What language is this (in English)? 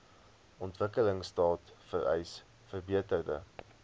Afrikaans